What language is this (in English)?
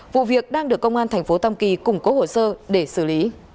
Vietnamese